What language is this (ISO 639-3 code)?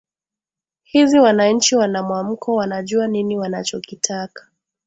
swa